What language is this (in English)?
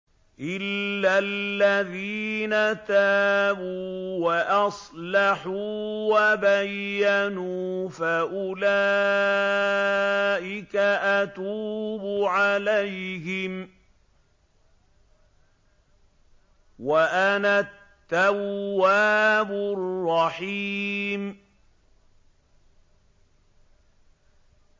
Arabic